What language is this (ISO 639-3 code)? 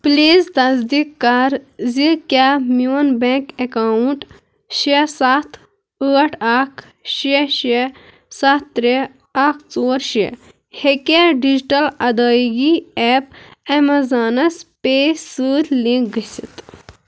kas